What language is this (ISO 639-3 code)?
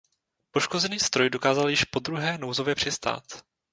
ces